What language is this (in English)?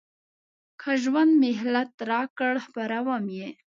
Pashto